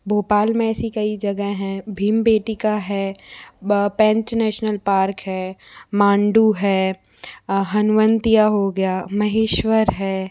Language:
Hindi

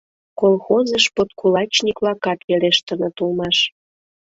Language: Mari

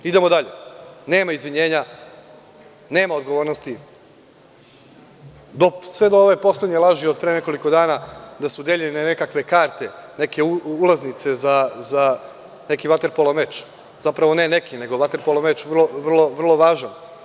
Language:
Serbian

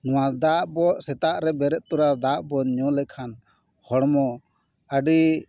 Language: Santali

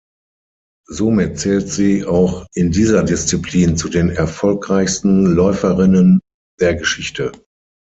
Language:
German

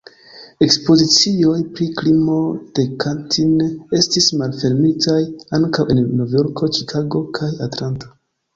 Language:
Esperanto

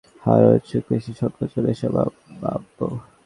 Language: Bangla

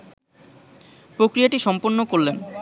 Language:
Bangla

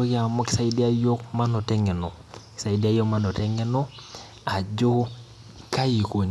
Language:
Masai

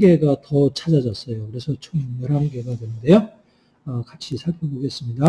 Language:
Korean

